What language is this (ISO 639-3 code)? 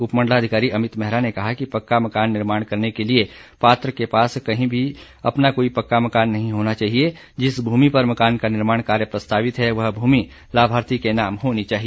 hin